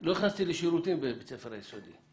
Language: Hebrew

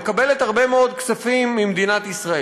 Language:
Hebrew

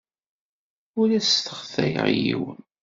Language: Kabyle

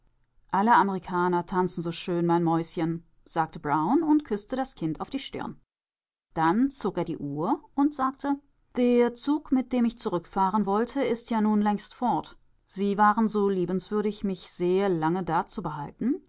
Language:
German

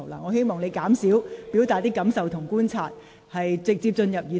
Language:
Cantonese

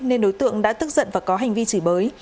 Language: Vietnamese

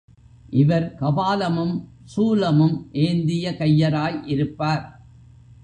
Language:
Tamil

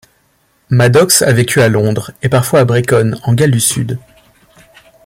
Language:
French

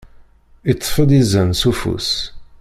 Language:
Kabyle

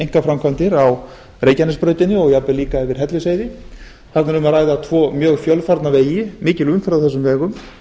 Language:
Icelandic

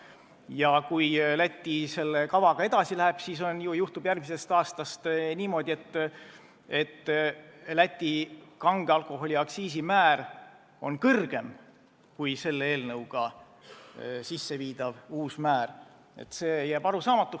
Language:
Estonian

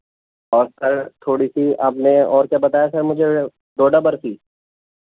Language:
Urdu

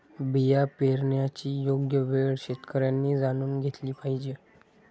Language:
Marathi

